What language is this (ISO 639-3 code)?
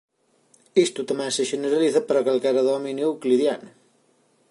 glg